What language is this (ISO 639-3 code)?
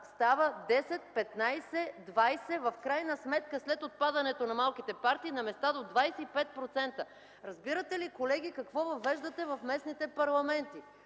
bul